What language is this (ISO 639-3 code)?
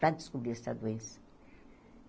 por